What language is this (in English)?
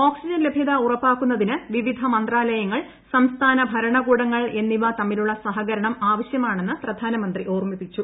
Malayalam